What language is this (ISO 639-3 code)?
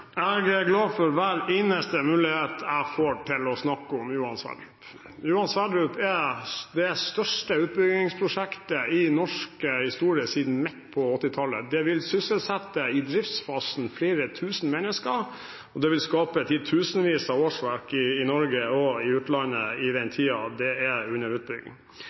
nob